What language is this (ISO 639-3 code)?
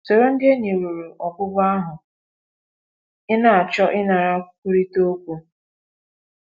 ibo